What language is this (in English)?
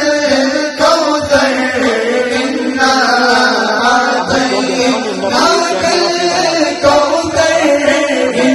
Arabic